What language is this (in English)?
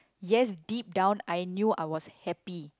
English